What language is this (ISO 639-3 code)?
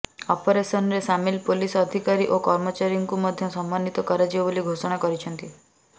ori